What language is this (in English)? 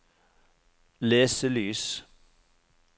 Norwegian